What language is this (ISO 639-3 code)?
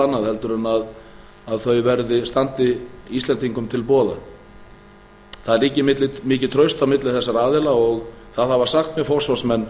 isl